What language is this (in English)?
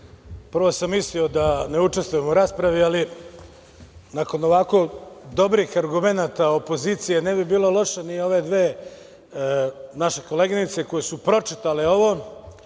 Serbian